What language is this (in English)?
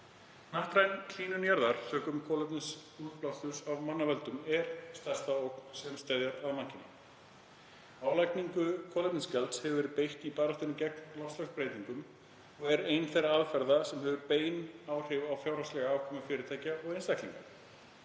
Icelandic